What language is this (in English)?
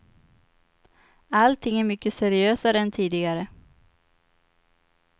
Swedish